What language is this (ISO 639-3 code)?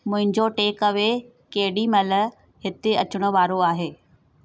snd